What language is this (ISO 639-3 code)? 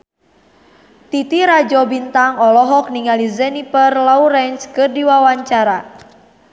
sun